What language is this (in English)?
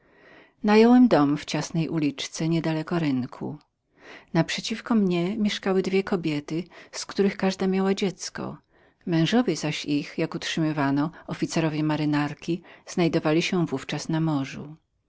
Polish